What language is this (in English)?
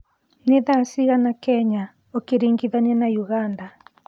Kikuyu